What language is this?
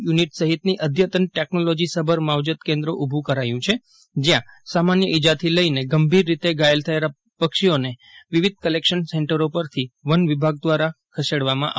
Gujarati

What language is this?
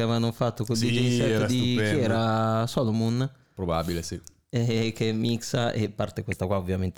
Italian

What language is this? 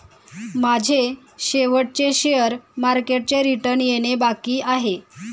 Marathi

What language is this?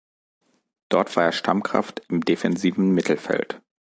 German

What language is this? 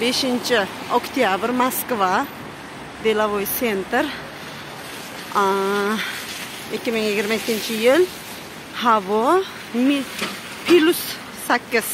Turkish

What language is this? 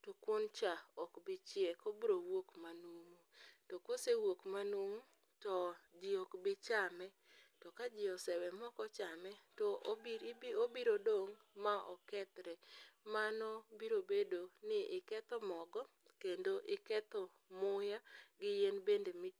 Luo (Kenya and Tanzania)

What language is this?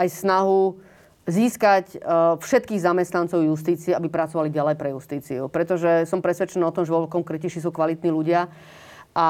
Slovak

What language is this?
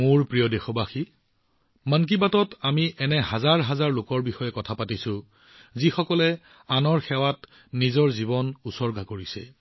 Assamese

